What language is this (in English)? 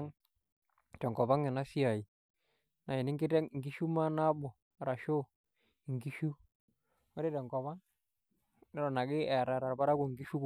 Masai